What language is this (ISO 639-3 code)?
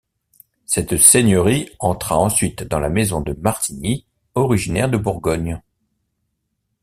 fra